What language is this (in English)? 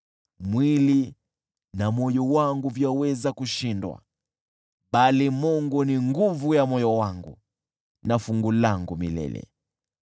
Swahili